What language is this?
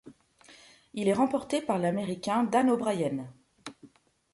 French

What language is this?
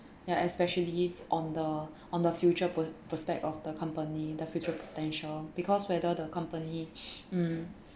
English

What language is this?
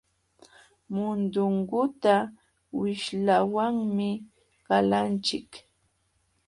Jauja Wanca Quechua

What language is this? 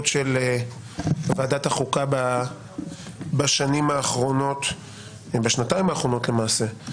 Hebrew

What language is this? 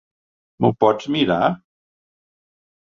Catalan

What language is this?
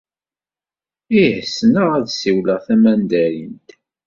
Kabyle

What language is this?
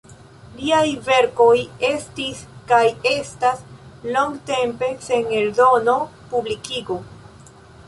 Esperanto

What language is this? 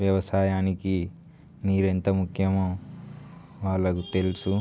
Telugu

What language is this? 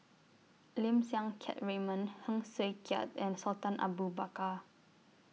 English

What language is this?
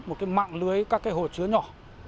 Vietnamese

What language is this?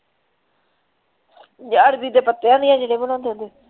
Punjabi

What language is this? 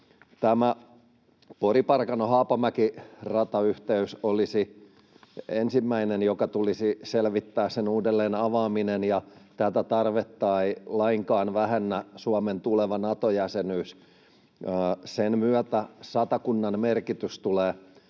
Finnish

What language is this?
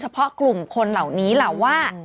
Thai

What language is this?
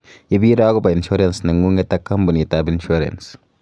Kalenjin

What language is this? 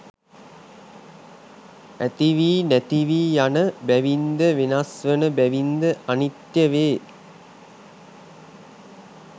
Sinhala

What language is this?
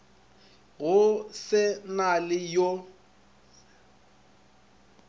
Northern Sotho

